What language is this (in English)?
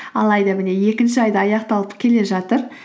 Kazakh